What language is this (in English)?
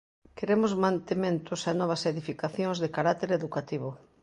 Galician